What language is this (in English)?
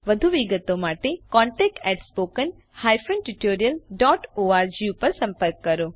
Gujarati